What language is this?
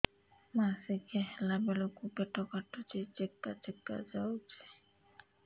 Odia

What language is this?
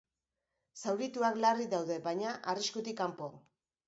Basque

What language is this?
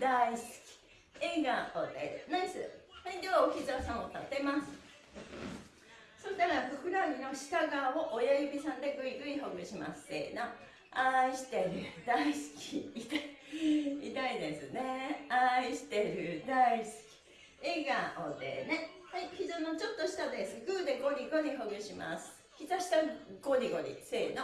Japanese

